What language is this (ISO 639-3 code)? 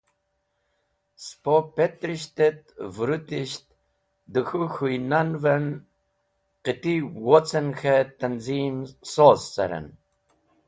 wbl